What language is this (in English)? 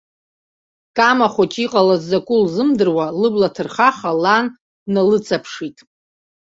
Abkhazian